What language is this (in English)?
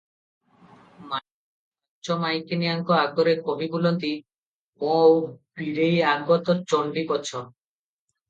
Odia